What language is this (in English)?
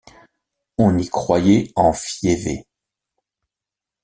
French